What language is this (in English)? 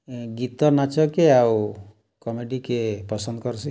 Odia